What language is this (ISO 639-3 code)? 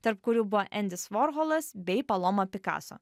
lit